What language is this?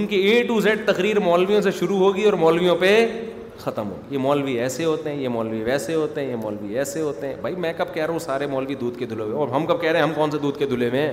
Urdu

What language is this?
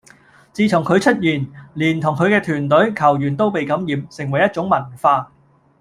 Cantonese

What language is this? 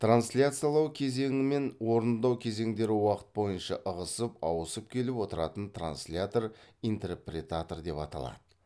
Kazakh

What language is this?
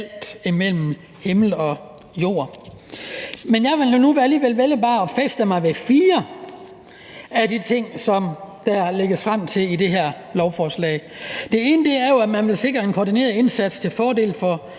Danish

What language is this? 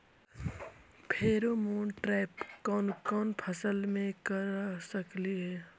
Magahi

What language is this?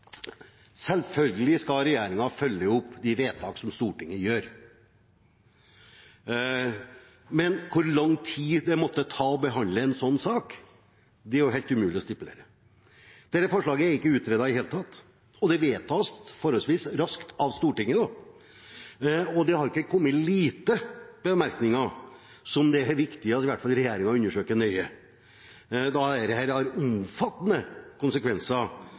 Norwegian Bokmål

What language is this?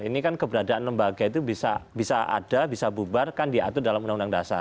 Indonesian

